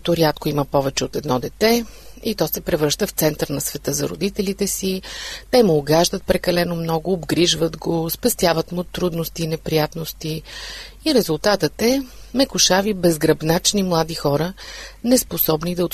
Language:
Bulgarian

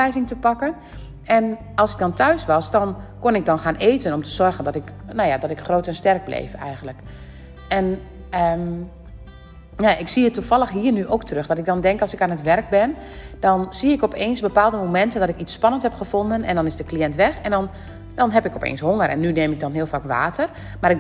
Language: Dutch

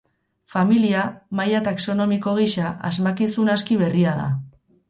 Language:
Basque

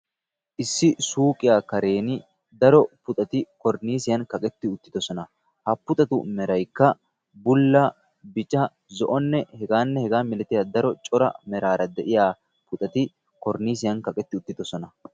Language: Wolaytta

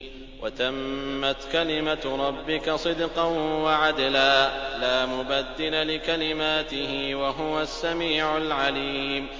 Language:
Arabic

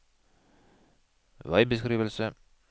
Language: Norwegian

